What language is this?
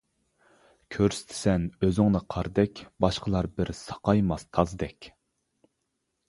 Uyghur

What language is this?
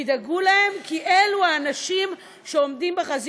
Hebrew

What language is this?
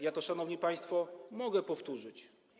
Polish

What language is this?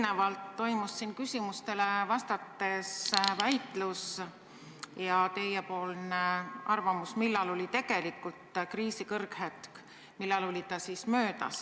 Estonian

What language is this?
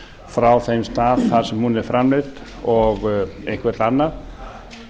Icelandic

